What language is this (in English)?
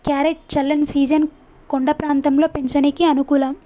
Telugu